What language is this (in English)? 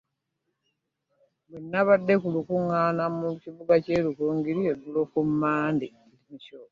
Ganda